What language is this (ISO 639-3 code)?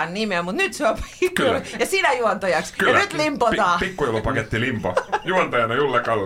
fin